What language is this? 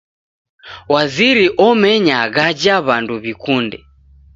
Taita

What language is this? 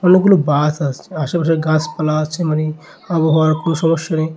Bangla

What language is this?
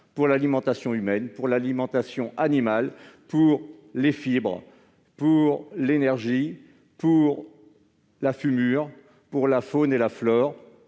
French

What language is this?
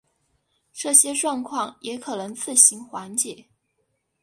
Chinese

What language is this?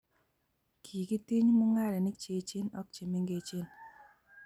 Kalenjin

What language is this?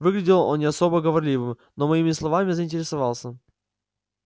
Russian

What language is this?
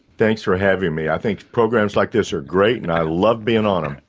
English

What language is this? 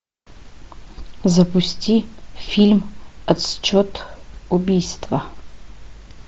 Russian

